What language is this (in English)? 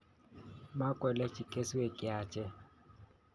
Kalenjin